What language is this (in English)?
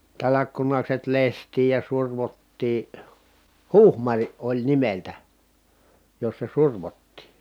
Finnish